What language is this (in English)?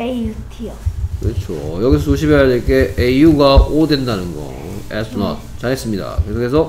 Korean